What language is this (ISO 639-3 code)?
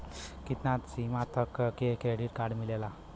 bho